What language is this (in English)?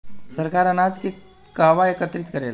Bhojpuri